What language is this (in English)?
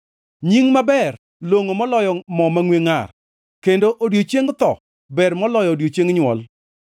Luo (Kenya and Tanzania)